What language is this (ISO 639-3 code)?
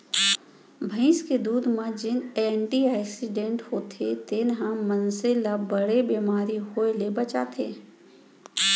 hne